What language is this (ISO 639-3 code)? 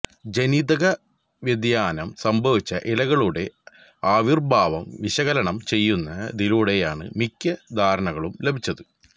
mal